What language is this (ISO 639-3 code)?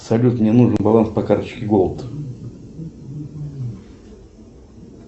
rus